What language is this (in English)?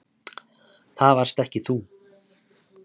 Icelandic